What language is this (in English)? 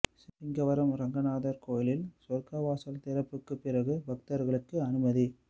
Tamil